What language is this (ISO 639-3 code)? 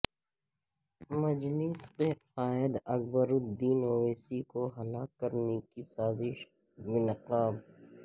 urd